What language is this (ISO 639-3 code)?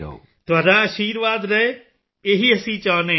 pan